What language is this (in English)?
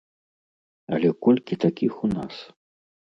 Belarusian